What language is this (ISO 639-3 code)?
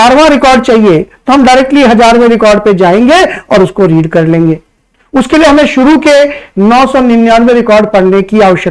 hin